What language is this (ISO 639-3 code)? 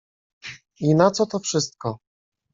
pol